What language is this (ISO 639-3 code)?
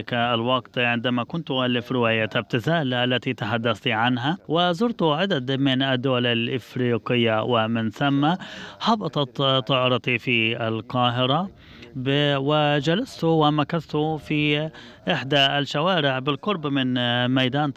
ara